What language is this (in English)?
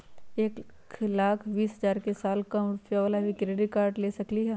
Magahi